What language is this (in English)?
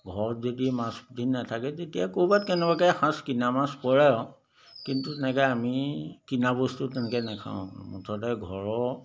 Assamese